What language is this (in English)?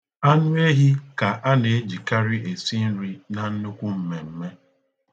Igbo